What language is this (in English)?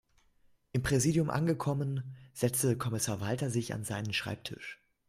German